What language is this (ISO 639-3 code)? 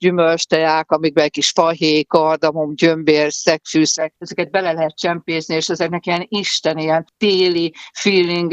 hun